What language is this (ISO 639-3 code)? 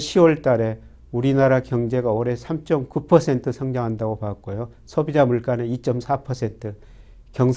kor